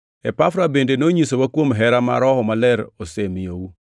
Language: Luo (Kenya and Tanzania)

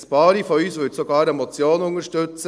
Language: Swiss German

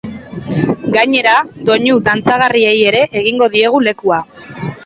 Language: Basque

